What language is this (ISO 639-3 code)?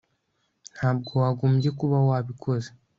kin